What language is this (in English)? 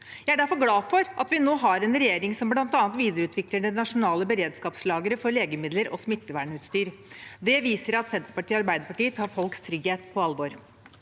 Norwegian